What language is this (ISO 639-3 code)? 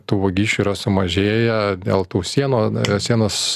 lit